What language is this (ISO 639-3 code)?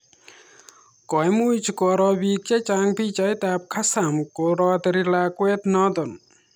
kln